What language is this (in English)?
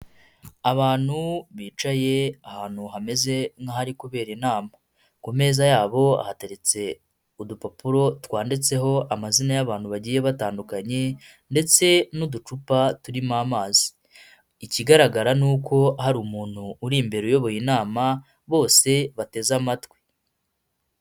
Kinyarwanda